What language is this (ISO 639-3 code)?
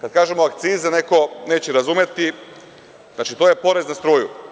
srp